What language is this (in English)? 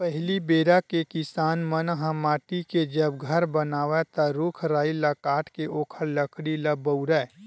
Chhattisgarhi